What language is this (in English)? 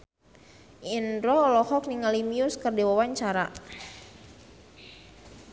Sundanese